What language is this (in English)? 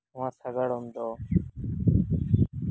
Santali